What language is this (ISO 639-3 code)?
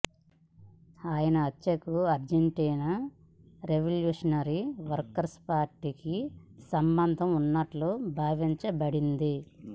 tel